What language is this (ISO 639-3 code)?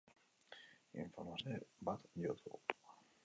eus